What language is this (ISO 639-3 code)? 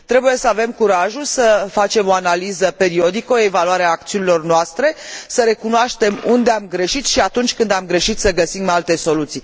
ron